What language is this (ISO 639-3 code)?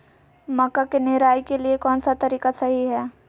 mag